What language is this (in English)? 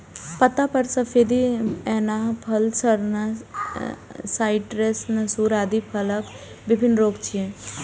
Maithili